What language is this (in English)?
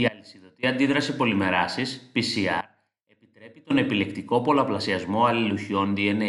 Greek